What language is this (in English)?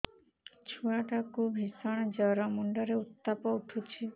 Odia